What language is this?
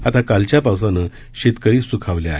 Marathi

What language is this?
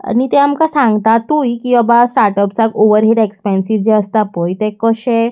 Konkani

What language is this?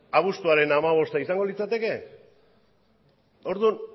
Basque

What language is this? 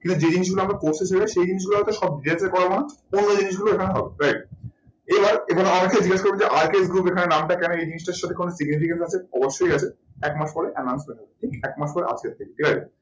Bangla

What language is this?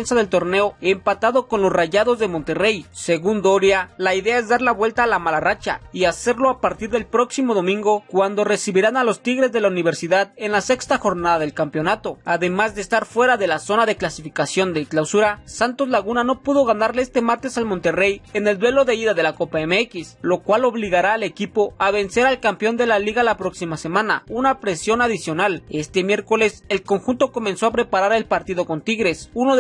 Spanish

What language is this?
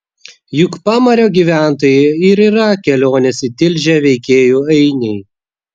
Lithuanian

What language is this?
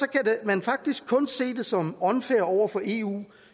Danish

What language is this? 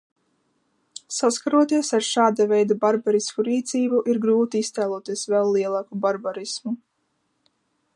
Latvian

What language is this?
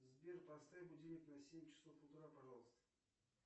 Russian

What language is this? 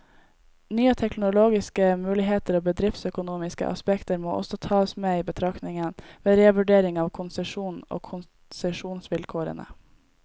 Norwegian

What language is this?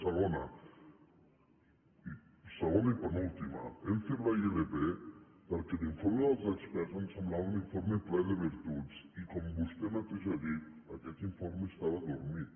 Catalan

